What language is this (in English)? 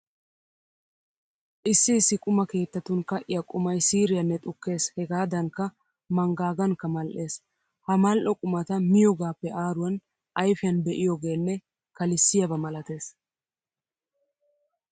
Wolaytta